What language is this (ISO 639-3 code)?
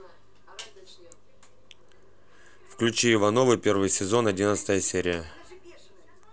rus